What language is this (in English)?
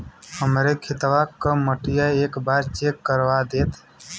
Bhojpuri